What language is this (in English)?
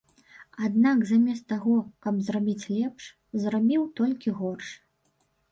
Belarusian